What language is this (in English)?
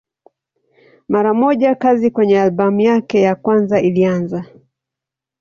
Swahili